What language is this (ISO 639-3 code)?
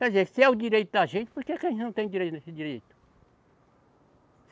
por